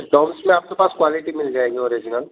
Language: Urdu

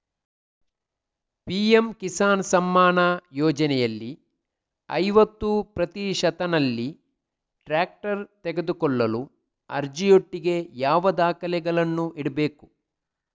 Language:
Kannada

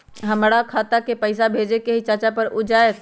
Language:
Magahi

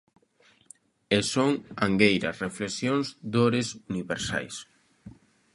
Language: Galician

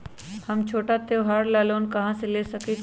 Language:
Magahi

